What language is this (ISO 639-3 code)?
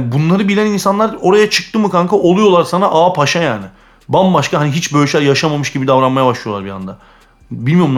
tur